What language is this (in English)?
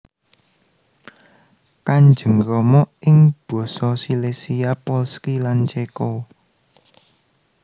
Javanese